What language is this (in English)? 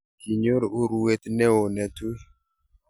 Kalenjin